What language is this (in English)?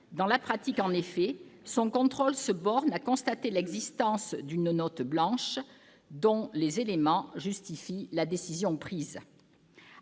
French